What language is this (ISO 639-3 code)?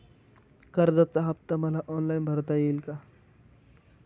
mar